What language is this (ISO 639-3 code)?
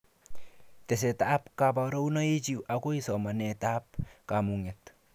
kln